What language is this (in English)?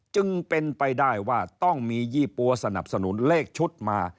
Thai